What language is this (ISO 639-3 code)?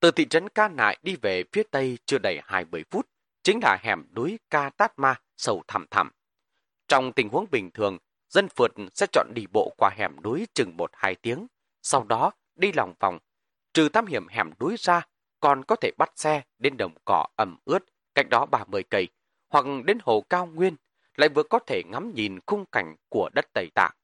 vie